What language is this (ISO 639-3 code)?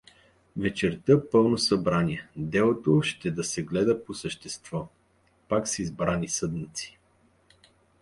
bul